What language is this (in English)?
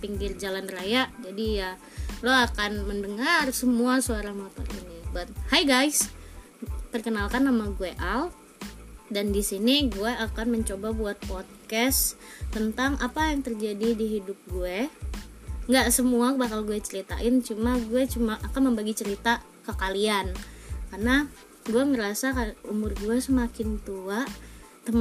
Indonesian